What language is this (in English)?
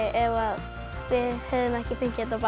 Icelandic